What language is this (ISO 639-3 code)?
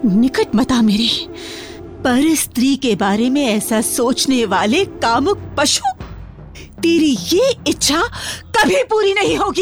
hin